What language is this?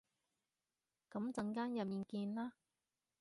Cantonese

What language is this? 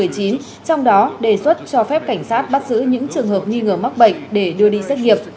Vietnamese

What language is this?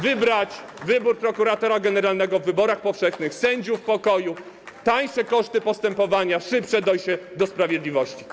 Polish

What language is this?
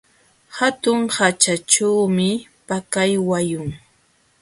Jauja Wanca Quechua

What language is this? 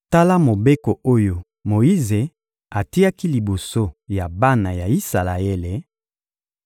Lingala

